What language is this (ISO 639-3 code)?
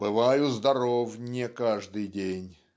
rus